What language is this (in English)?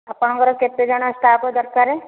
Odia